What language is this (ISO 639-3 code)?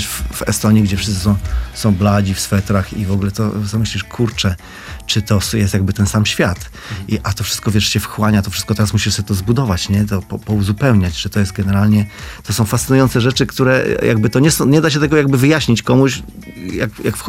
pol